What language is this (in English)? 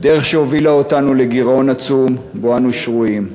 Hebrew